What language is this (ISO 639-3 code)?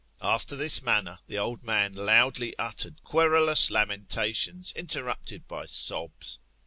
eng